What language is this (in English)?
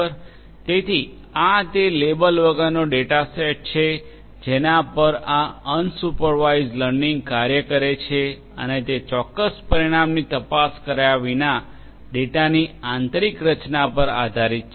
Gujarati